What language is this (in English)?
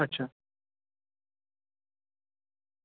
Marathi